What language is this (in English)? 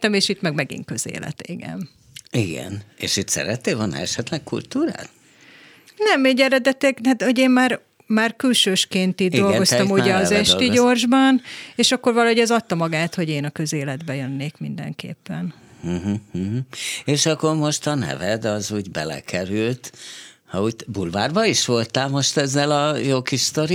Hungarian